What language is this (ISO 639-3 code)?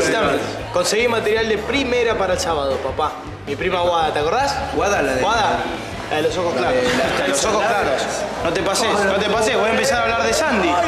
spa